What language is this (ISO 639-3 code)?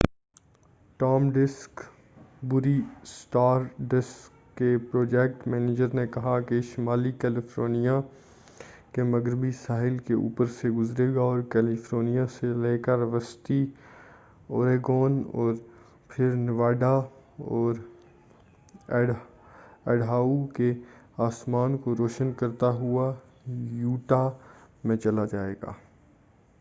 urd